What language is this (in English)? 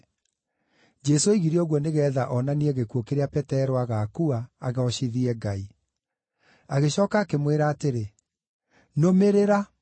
Kikuyu